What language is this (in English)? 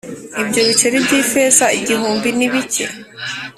Kinyarwanda